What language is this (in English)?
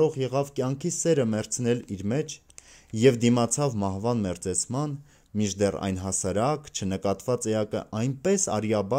Romanian